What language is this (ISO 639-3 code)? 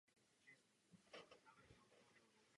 ces